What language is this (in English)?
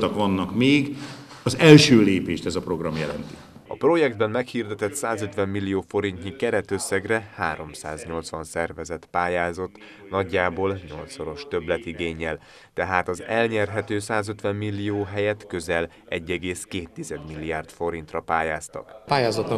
Hungarian